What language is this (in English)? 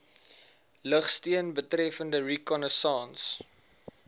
Afrikaans